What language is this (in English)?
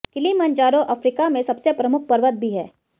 Hindi